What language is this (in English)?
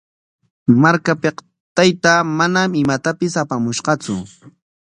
Corongo Ancash Quechua